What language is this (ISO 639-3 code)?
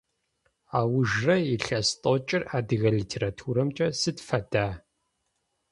ady